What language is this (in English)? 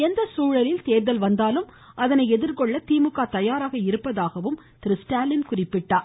Tamil